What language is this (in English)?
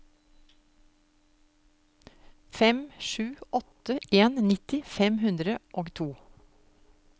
Norwegian